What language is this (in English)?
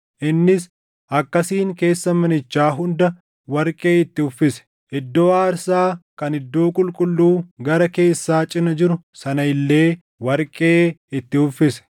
Oromo